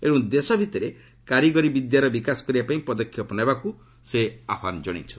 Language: Odia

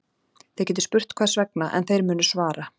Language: Icelandic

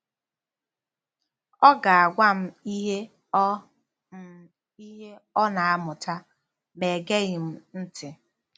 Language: Igbo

